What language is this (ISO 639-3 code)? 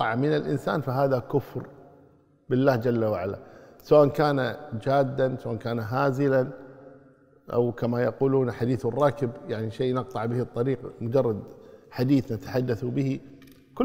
ara